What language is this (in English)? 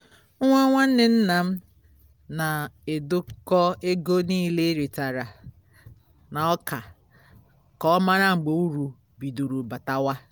Igbo